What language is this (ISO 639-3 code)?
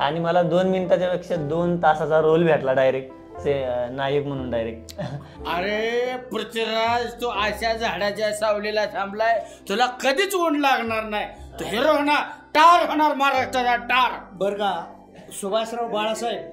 mar